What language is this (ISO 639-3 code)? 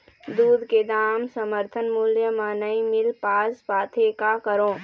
hne